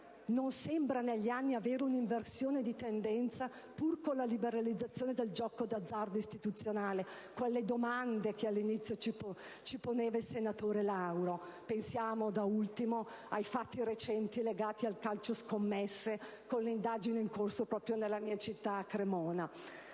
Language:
Italian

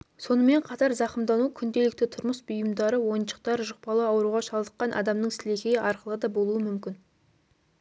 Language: Kazakh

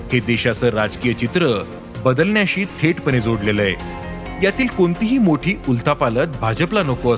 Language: Marathi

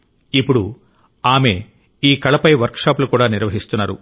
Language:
Telugu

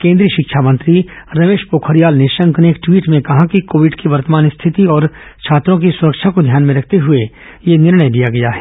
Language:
Hindi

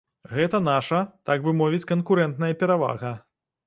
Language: Belarusian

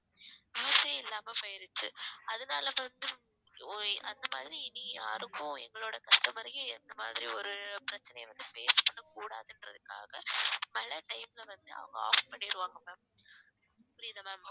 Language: Tamil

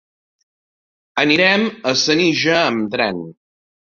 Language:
Catalan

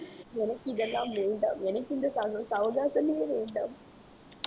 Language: Tamil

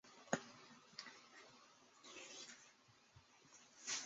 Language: Chinese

